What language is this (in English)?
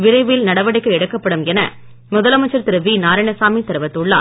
Tamil